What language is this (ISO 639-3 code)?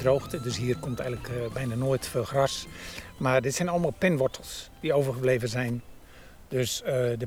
nld